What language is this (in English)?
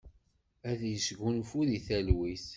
Kabyle